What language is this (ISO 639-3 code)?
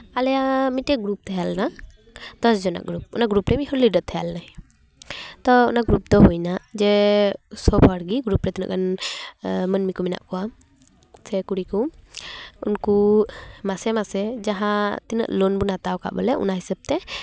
sat